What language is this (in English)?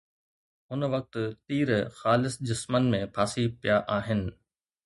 Sindhi